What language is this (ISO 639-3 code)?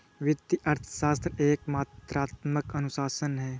hin